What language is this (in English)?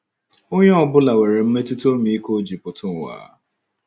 Igbo